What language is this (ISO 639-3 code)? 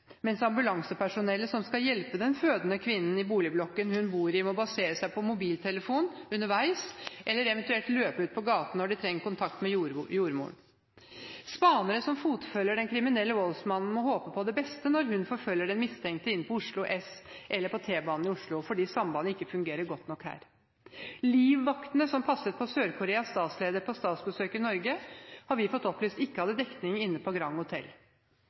nob